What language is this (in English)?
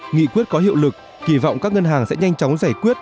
Vietnamese